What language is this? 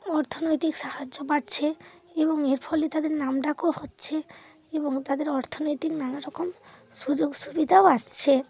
Bangla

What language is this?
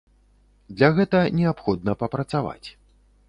Belarusian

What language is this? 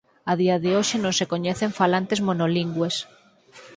Galician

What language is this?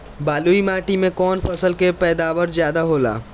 Bhojpuri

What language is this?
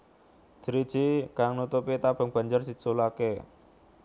Javanese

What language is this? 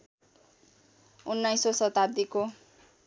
Nepali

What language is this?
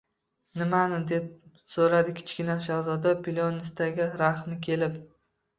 Uzbek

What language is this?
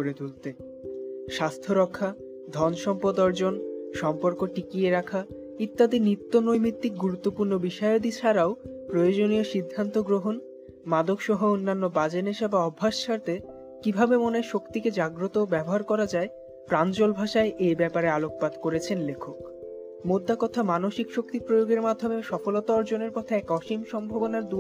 Bangla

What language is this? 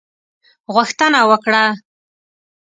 Pashto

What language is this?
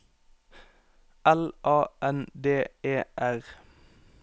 Norwegian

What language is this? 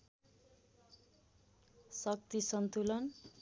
Nepali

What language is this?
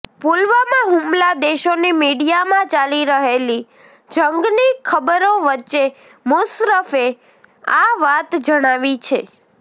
Gujarati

